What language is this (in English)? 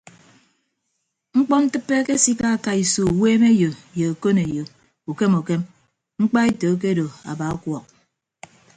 Ibibio